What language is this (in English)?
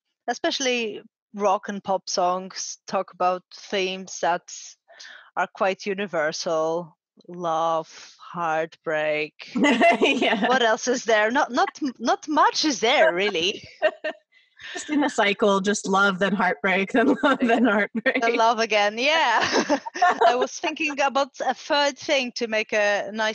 English